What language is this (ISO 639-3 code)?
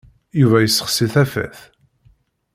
kab